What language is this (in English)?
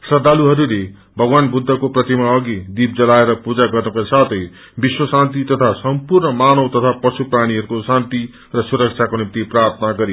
Nepali